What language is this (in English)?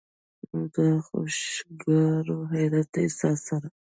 Pashto